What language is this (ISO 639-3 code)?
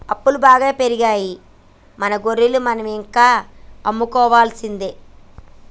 tel